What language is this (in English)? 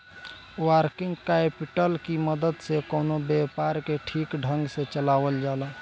Bhojpuri